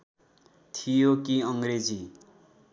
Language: Nepali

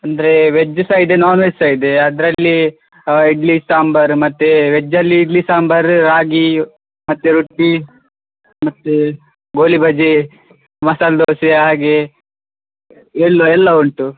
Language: Kannada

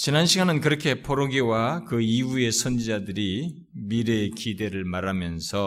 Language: Korean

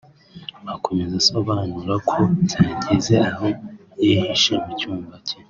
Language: Kinyarwanda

